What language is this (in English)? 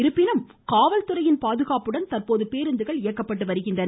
Tamil